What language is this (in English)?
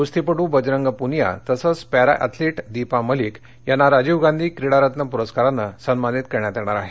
Marathi